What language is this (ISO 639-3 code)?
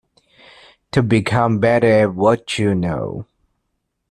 eng